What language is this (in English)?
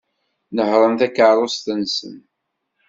Kabyle